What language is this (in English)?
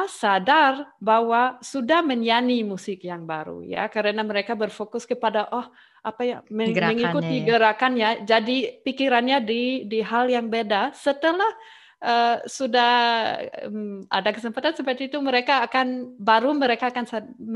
Indonesian